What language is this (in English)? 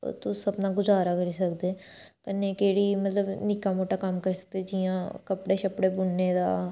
Dogri